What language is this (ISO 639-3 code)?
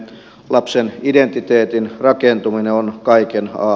fin